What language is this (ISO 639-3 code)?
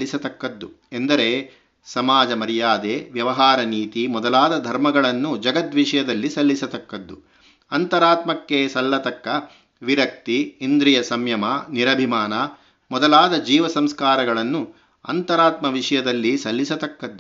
kan